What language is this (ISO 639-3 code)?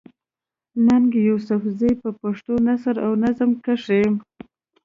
pus